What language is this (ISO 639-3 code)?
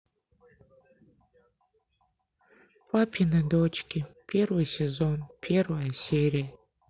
rus